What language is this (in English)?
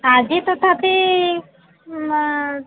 Odia